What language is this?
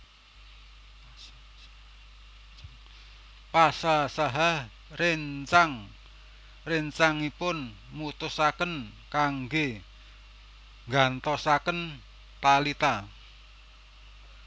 Javanese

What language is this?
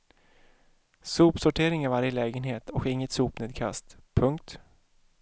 Swedish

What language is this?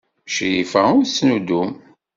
Kabyle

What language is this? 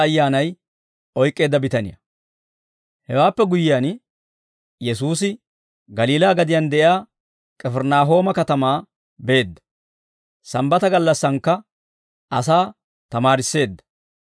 Dawro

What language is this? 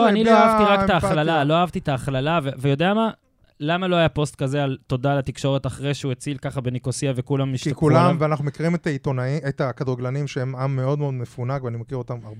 Hebrew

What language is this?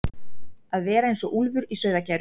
Icelandic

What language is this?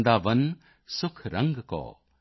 Punjabi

